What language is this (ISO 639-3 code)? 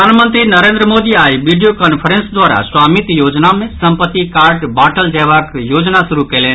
mai